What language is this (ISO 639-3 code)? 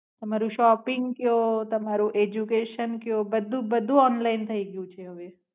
guj